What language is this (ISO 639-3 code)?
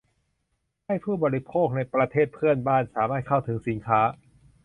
tha